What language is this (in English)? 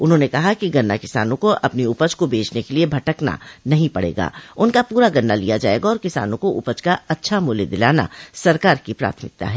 Hindi